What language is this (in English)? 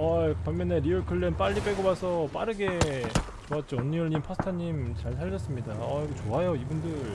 Korean